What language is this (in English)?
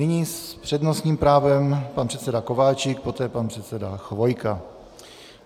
Czech